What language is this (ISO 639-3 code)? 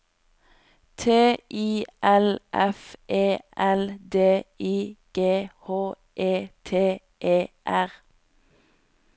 nor